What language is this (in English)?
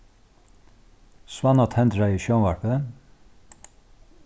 Faroese